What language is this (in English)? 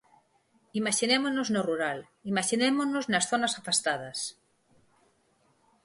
Galician